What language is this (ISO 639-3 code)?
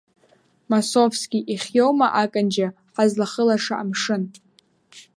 abk